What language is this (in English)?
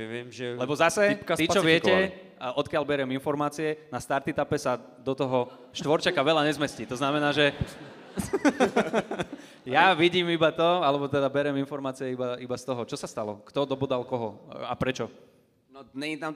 Slovak